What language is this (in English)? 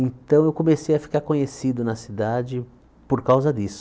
Portuguese